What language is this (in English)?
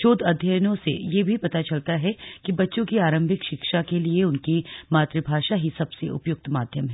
Hindi